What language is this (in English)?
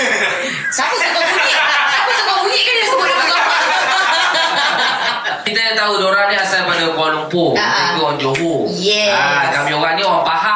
Malay